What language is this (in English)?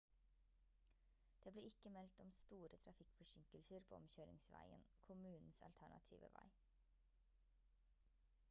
Norwegian Bokmål